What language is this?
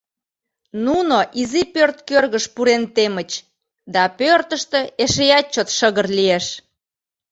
Mari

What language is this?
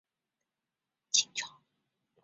Chinese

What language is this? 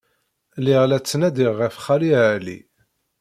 Kabyle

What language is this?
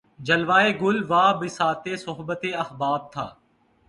Urdu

